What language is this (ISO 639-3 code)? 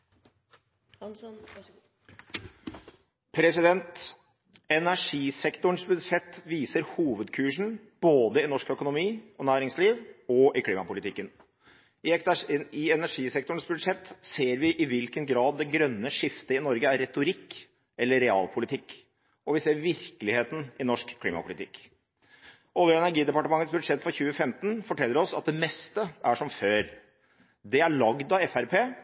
nor